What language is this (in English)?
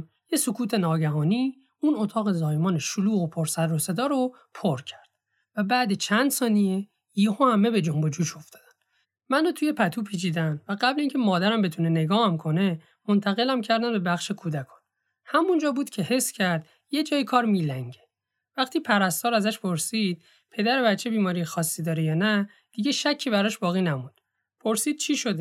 Persian